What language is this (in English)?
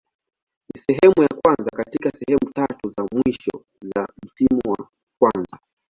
Swahili